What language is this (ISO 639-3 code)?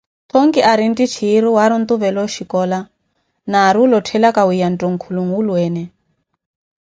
eko